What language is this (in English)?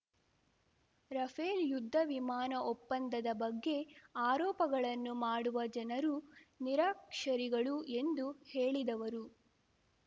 Kannada